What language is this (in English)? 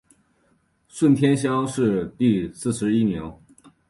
Chinese